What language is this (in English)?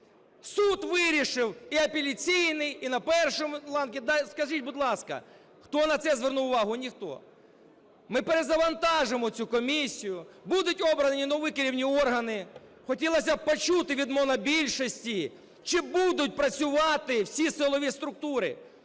Ukrainian